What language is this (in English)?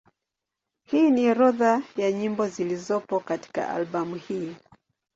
Swahili